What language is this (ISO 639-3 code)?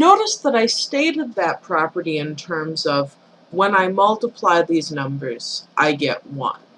eng